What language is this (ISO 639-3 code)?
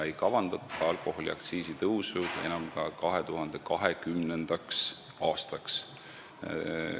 est